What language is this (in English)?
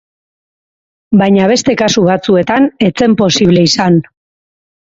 Basque